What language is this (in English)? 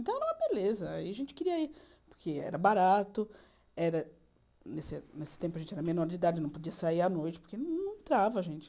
Portuguese